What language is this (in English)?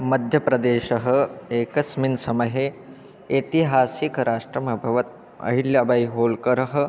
Sanskrit